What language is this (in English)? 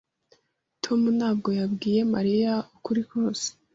Kinyarwanda